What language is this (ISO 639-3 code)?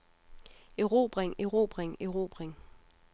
dan